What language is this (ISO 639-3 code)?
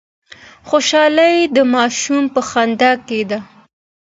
pus